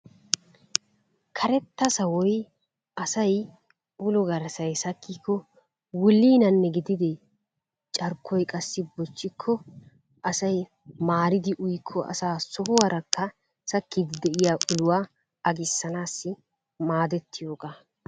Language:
Wolaytta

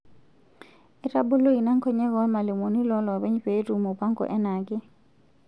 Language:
Masai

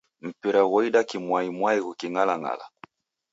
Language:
Taita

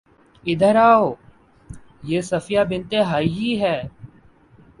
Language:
Urdu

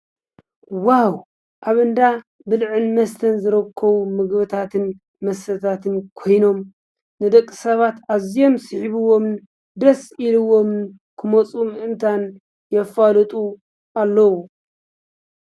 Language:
Tigrinya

